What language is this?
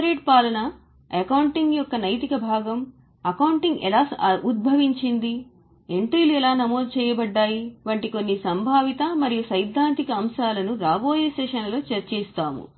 Telugu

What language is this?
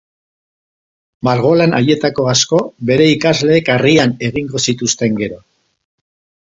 Basque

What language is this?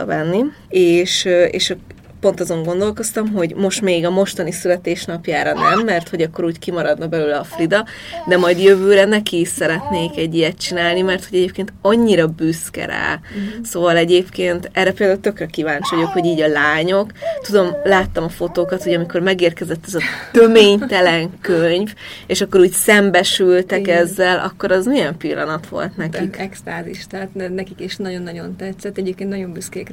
Hungarian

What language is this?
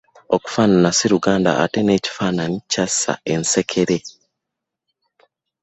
Ganda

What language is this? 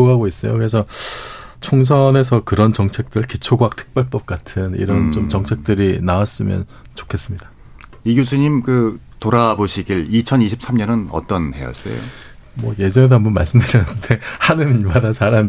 Korean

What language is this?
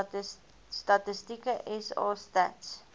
Afrikaans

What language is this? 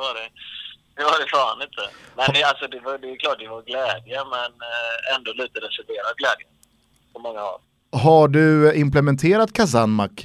Swedish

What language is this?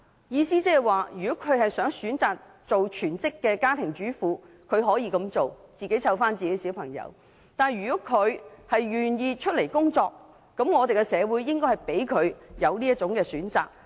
Cantonese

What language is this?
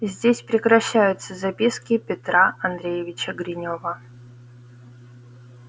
Russian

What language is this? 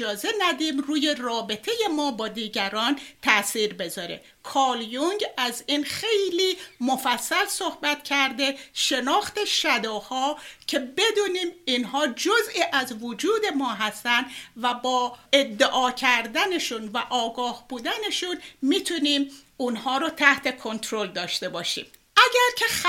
Persian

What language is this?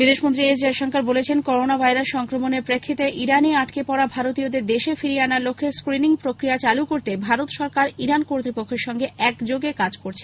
Bangla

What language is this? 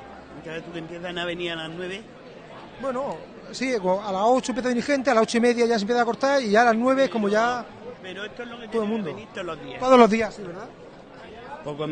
Spanish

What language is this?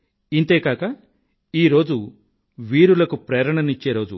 Telugu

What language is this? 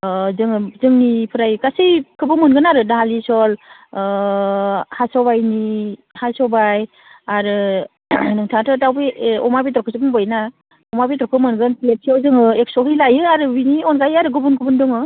Bodo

